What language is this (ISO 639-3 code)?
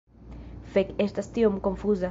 epo